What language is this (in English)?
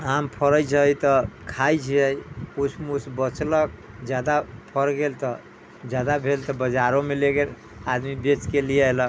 Maithili